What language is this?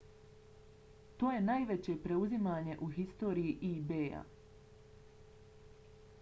Bosnian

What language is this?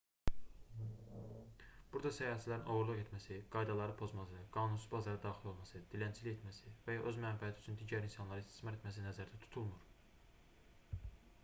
Azerbaijani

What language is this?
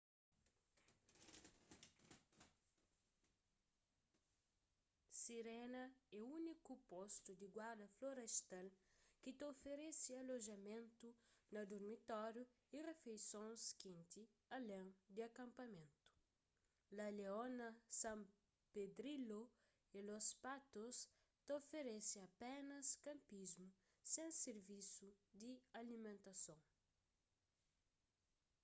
Kabuverdianu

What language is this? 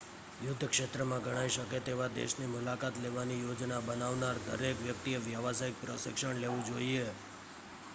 Gujarati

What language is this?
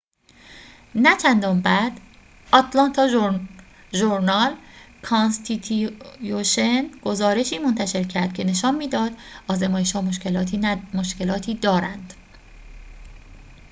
Persian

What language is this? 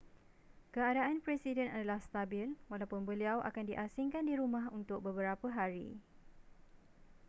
Malay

